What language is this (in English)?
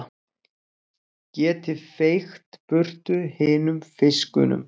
Icelandic